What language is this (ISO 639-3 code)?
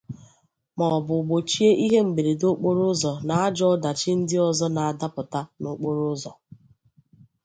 ibo